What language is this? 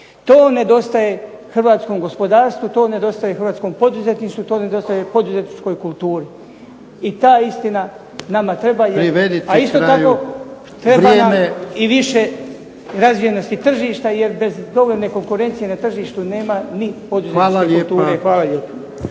Croatian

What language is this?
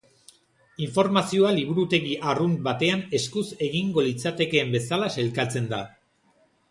Basque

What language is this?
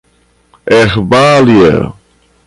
Portuguese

